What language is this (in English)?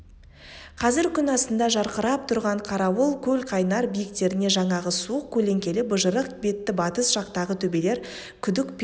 Kazakh